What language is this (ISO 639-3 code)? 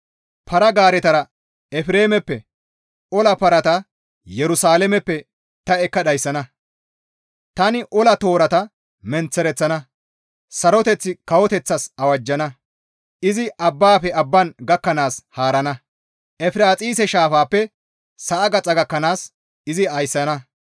gmv